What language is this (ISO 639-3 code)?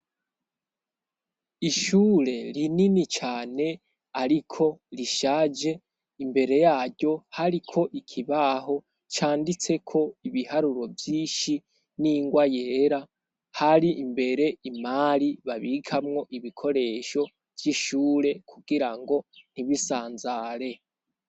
run